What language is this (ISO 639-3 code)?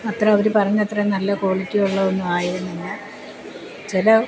mal